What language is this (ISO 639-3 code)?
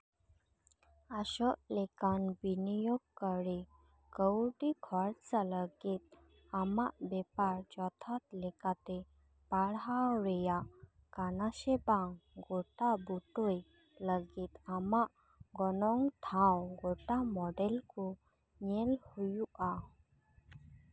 sat